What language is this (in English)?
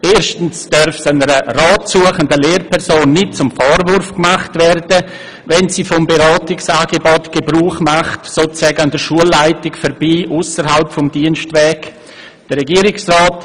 Swiss German